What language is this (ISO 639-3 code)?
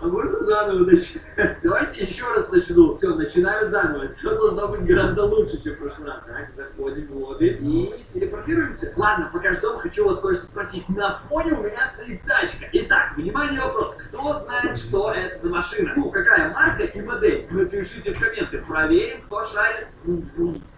rus